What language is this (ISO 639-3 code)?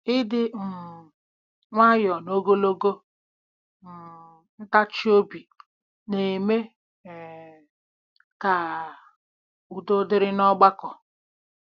ibo